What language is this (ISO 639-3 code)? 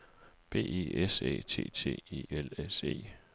dan